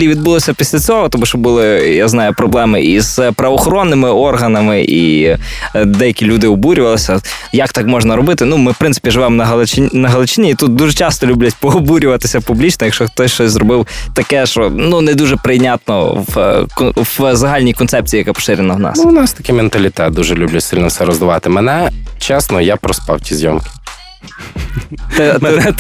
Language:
Ukrainian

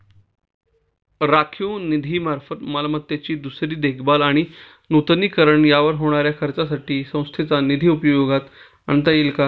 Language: Marathi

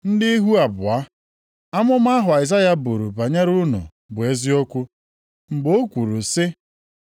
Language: Igbo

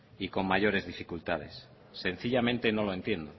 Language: Spanish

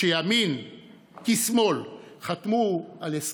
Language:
Hebrew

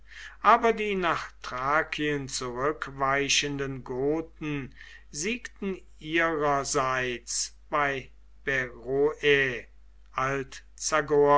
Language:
German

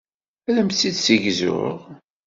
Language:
Kabyle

